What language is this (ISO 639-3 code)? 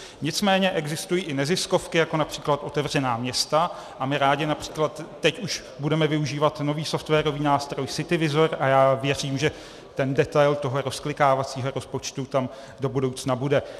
ces